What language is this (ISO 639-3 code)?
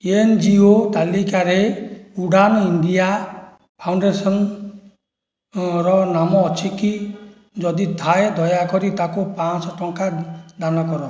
ori